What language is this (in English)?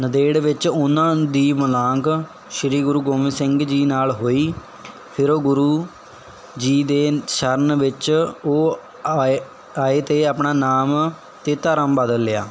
Punjabi